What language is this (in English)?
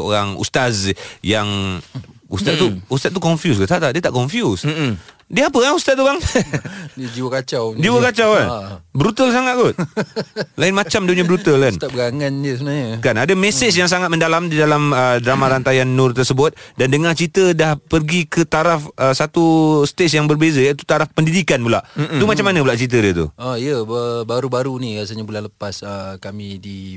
Malay